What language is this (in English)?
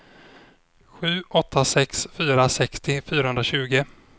Swedish